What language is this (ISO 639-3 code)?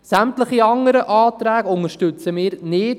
gsw